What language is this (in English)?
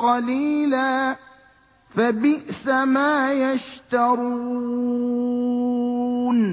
Arabic